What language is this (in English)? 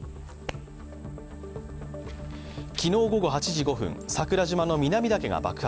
Japanese